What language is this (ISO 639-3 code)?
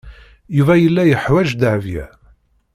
kab